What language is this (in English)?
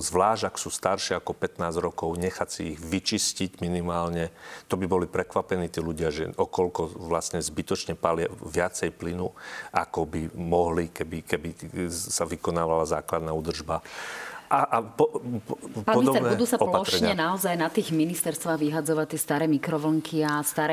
Slovak